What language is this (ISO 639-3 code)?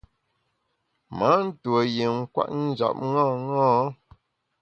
bax